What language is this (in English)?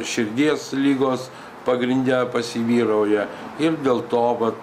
Lithuanian